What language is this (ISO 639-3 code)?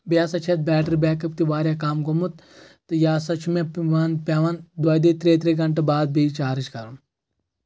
kas